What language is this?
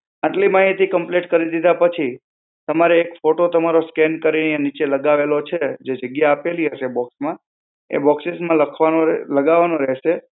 Gujarati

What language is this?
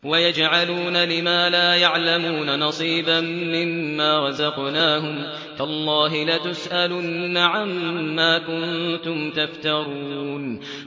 Arabic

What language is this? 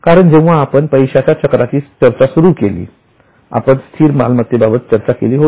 Marathi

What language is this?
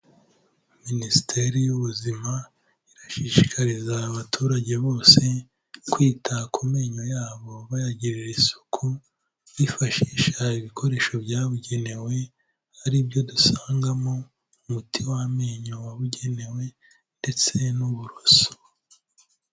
Kinyarwanda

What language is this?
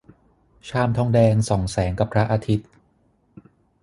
Thai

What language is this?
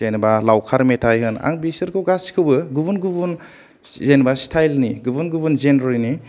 Bodo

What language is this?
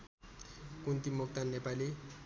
Nepali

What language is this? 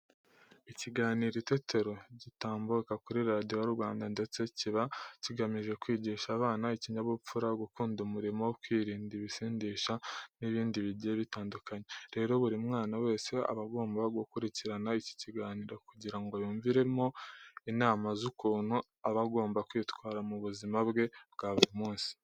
Kinyarwanda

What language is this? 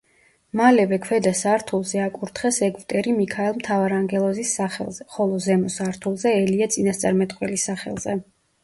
Georgian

